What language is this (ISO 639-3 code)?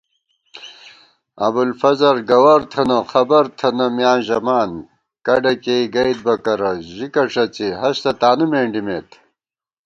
gwt